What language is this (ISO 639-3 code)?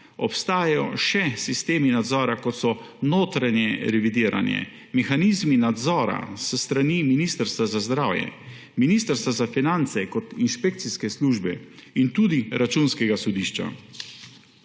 slv